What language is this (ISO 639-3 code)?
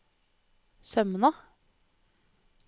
nor